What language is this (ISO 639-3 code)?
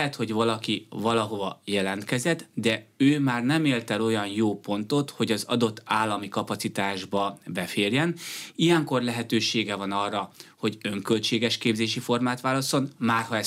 hun